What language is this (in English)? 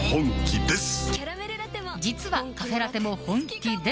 Japanese